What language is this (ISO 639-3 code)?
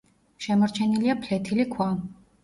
kat